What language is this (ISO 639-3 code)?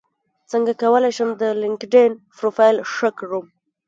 pus